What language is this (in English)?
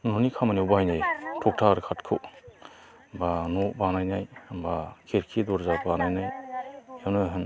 Bodo